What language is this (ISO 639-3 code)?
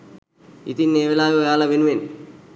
sin